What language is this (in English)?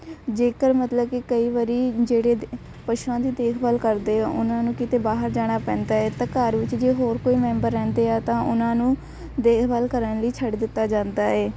Punjabi